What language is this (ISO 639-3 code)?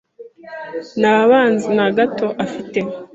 kin